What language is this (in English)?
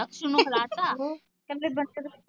Punjabi